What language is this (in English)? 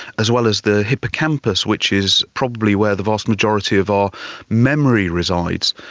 English